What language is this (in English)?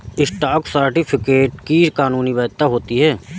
Hindi